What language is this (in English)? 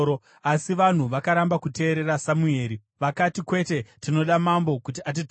Shona